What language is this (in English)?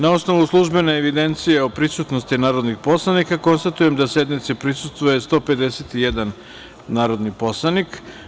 Serbian